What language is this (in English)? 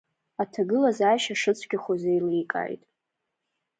Abkhazian